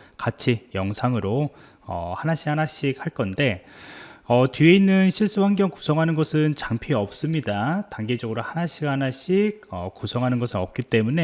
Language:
Korean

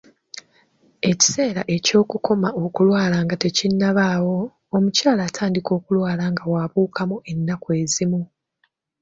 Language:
Ganda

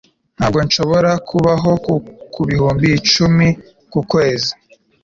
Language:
Kinyarwanda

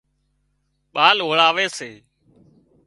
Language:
Wadiyara Koli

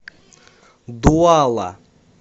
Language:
Russian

